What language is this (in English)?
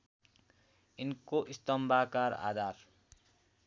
Nepali